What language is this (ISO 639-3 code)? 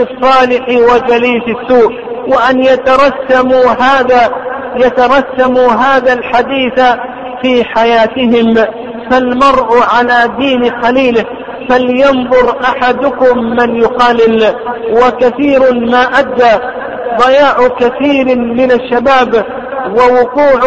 ara